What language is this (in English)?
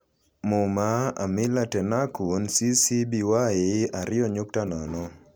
Luo (Kenya and Tanzania)